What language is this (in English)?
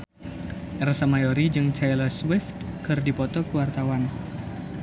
Sundanese